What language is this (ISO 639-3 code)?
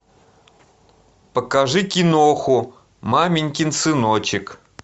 rus